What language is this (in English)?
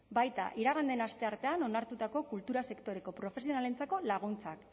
Basque